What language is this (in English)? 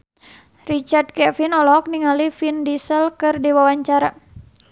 Sundanese